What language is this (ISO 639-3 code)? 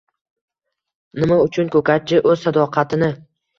uzb